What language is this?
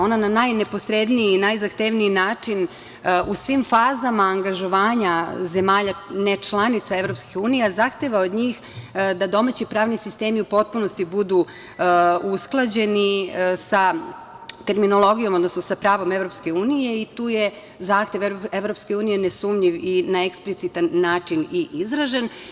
Serbian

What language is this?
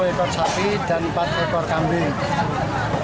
Indonesian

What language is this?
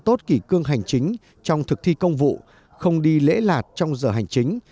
Vietnamese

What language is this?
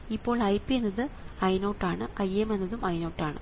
Malayalam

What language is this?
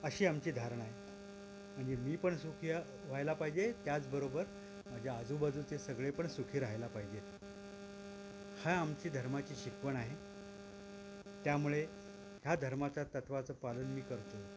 Marathi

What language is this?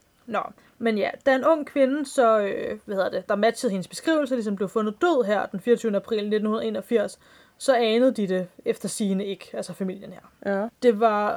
Danish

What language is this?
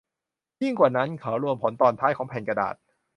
Thai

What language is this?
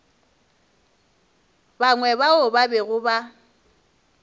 Northern Sotho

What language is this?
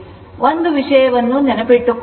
Kannada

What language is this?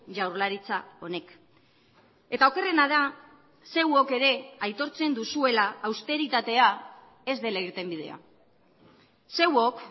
Basque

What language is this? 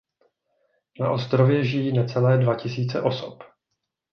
Czech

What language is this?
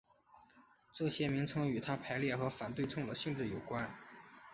Chinese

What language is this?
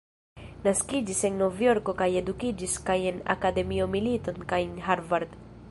Esperanto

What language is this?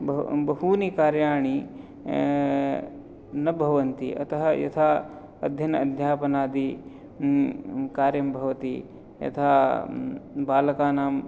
Sanskrit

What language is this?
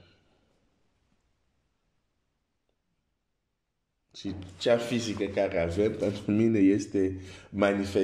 French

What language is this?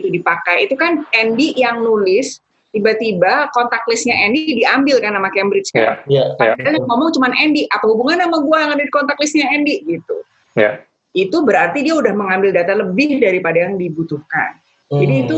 Indonesian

